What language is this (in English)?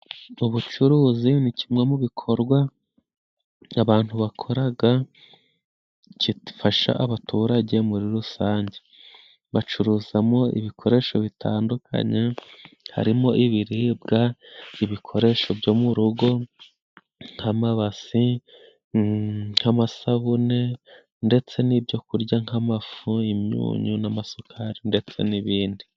Kinyarwanda